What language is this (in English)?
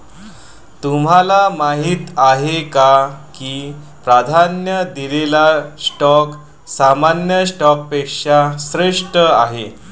Marathi